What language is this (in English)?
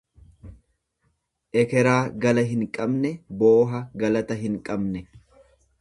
Oromo